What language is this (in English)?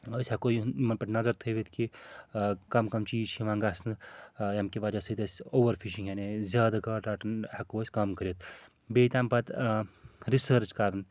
Kashmiri